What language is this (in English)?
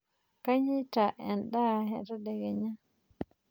Masai